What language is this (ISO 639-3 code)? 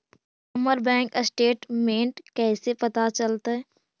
mag